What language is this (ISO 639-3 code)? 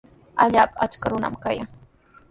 qws